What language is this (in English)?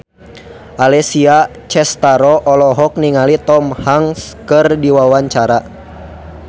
Sundanese